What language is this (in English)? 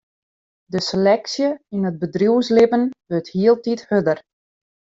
Western Frisian